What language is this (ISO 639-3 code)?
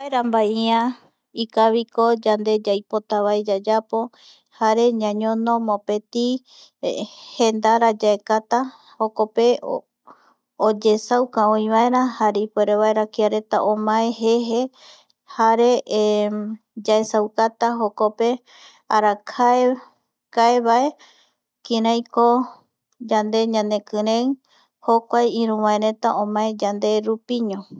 gui